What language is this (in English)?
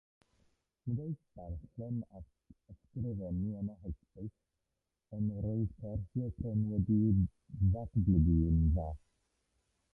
Welsh